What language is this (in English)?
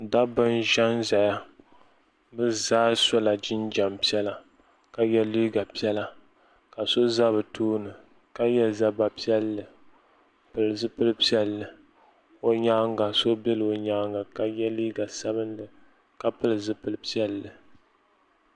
Dagbani